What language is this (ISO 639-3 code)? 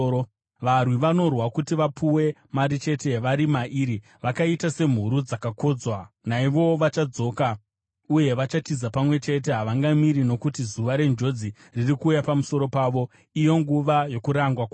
sna